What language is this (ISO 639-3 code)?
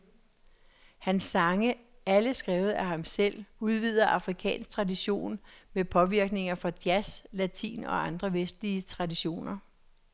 dan